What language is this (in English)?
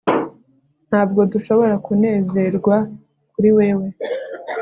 Kinyarwanda